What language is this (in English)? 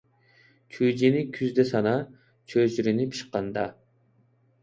Uyghur